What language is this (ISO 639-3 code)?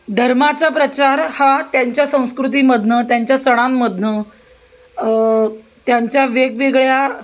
mar